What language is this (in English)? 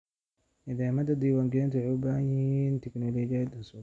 Somali